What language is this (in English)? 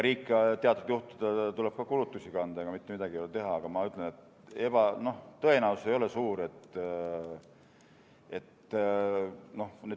Estonian